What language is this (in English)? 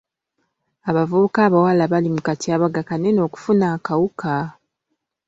Ganda